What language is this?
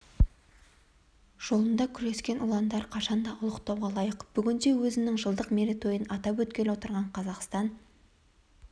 Kazakh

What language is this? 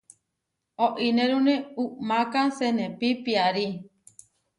Huarijio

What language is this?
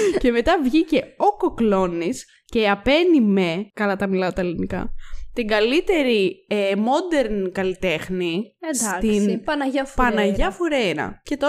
Greek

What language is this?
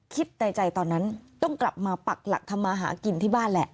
Thai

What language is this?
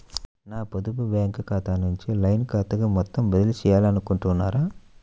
Telugu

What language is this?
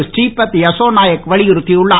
Tamil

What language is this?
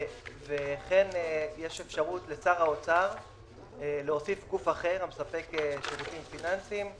Hebrew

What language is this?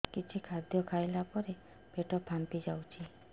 Odia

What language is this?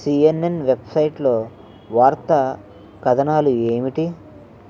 Telugu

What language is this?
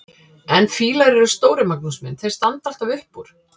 Icelandic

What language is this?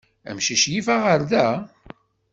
Kabyle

